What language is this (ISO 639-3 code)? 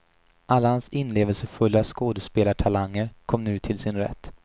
swe